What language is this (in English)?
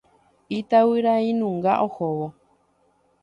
Guarani